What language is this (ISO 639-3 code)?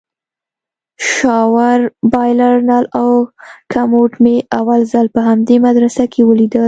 pus